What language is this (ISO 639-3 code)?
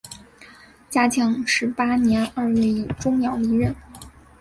zho